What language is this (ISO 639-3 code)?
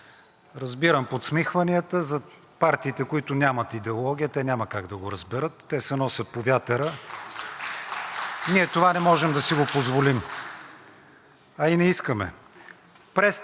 bul